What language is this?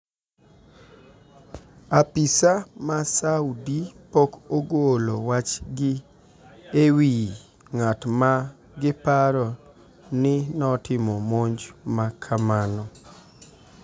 Luo (Kenya and Tanzania)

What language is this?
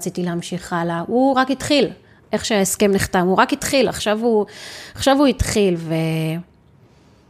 Hebrew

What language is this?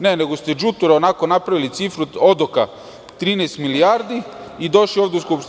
Serbian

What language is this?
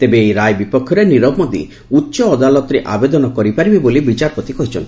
Odia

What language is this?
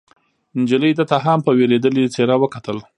Pashto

